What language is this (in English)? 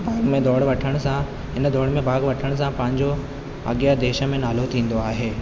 Sindhi